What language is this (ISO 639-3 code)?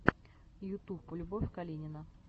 rus